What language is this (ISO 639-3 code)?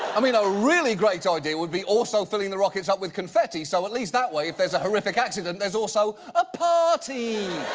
eng